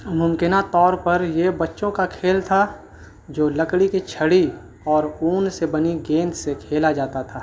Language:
Urdu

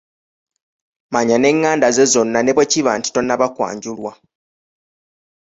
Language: Ganda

